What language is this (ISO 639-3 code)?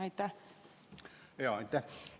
est